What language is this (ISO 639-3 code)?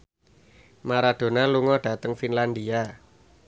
jav